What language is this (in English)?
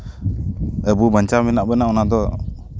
Santali